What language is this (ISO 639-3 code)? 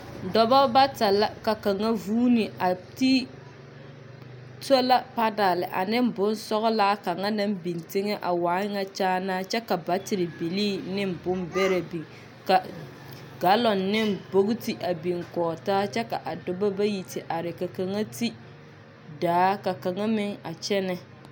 dga